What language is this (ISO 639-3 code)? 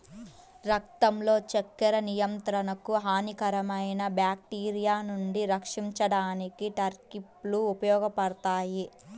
tel